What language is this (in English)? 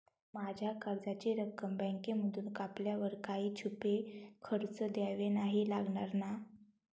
Marathi